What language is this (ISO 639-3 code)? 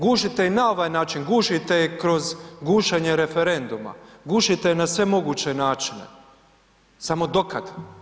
hrv